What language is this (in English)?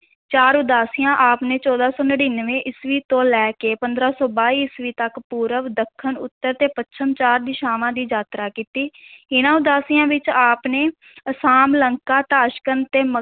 Punjabi